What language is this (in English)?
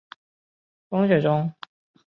Chinese